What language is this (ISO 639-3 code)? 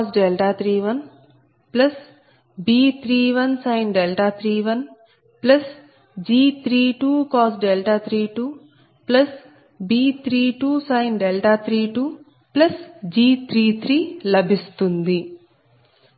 tel